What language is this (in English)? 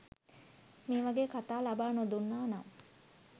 Sinhala